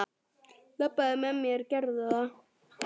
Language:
Icelandic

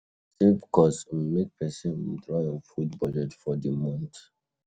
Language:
Nigerian Pidgin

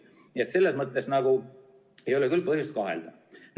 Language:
Estonian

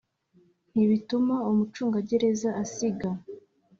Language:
Kinyarwanda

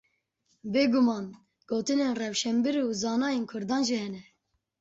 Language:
Kurdish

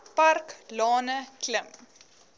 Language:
Afrikaans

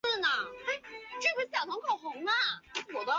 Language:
Chinese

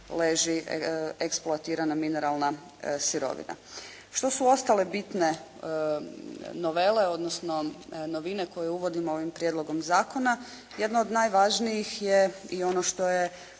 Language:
Croatian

